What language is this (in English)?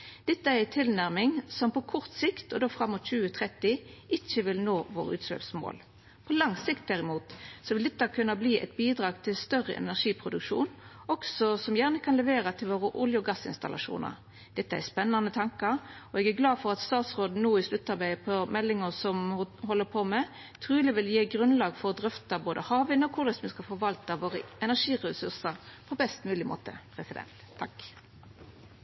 Norwegian Nynorsk